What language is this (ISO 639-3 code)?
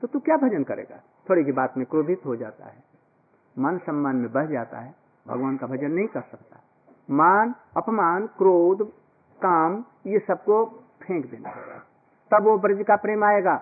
hin